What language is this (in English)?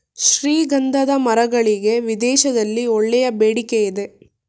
Kannada